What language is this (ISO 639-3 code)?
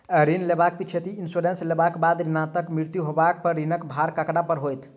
mai